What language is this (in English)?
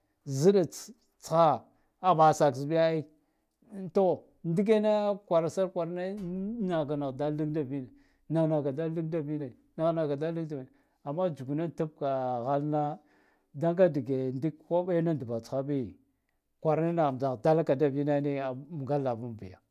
Guduf-Gava